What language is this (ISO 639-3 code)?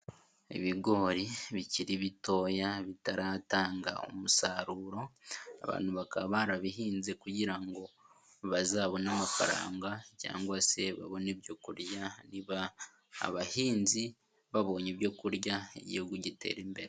kin